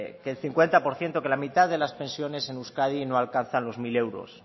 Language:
Spanish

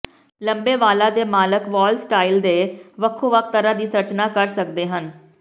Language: Punjabi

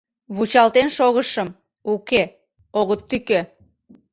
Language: Mari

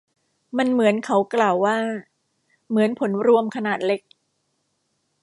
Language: Thai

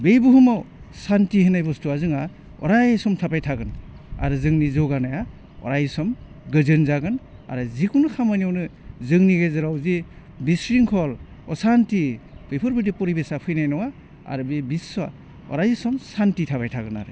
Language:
Bodo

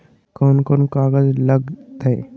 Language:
Magahi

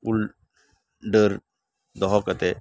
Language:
Santali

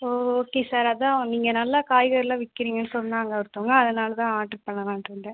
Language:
Tamil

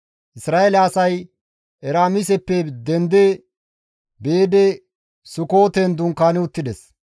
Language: Gamo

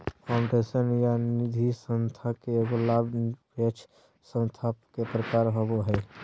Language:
Magahi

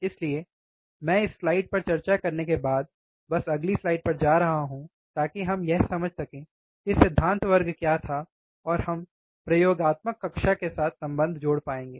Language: Hindi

